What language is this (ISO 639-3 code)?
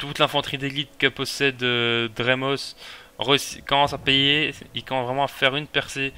fra